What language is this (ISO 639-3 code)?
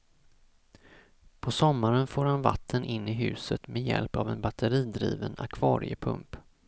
swe